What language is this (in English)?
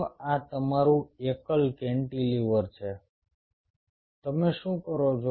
Gujarati